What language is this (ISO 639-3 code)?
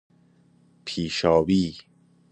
fas